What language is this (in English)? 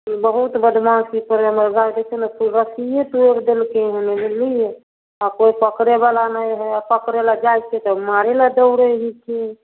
Maithili